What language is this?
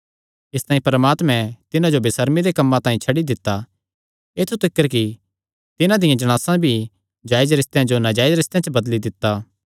Kangri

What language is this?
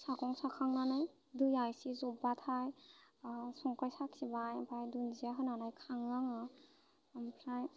Bodo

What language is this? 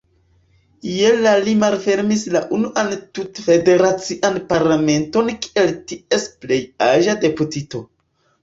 Esperanto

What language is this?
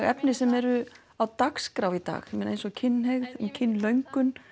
Icelandic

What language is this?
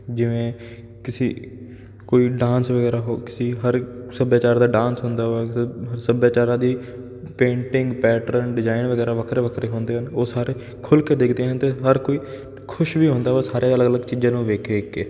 Punjabi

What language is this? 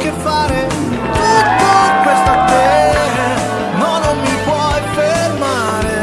Ukrainian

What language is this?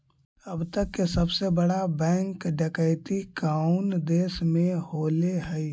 Magahi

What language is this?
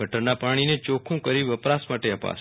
Gujarati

